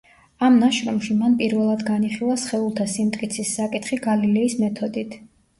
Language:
Georgian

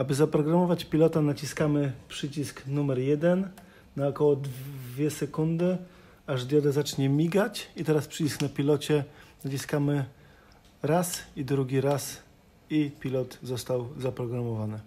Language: Polish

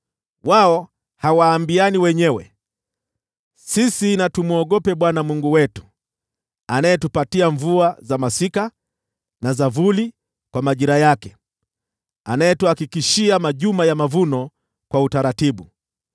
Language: Swahili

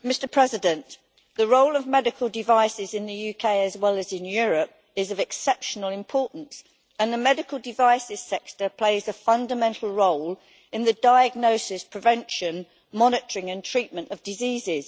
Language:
English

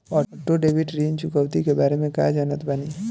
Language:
Bhojpuri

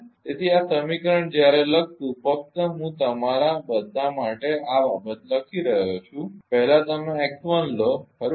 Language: Gujarati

